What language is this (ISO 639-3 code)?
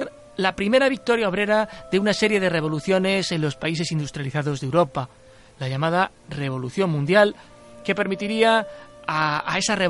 spa